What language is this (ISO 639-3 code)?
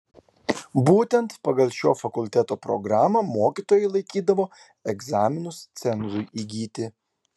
lit